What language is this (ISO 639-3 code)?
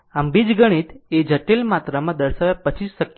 guj